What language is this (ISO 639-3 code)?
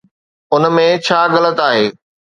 snd